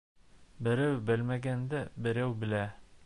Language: Bashkir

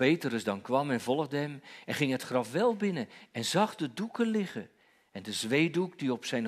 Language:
Dutch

